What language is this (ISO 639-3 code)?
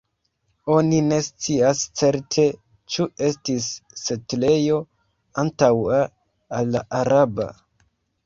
epo